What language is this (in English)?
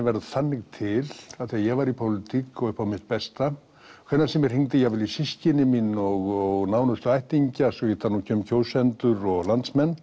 Icelandic